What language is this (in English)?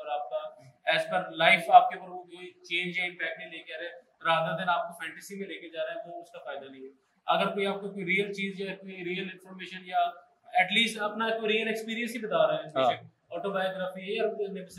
Urdu